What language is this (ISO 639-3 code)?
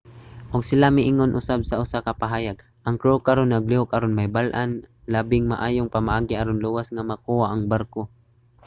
ceb